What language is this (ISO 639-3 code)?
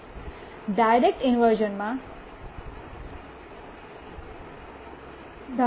guj